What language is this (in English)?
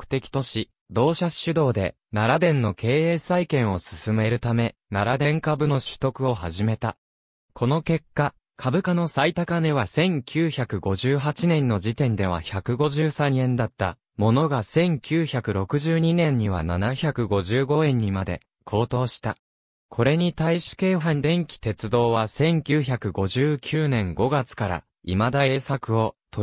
Japanese